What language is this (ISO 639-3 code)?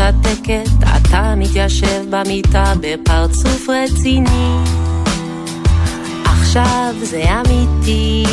heb